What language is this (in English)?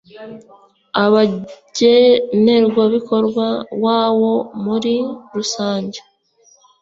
Kinyarwanda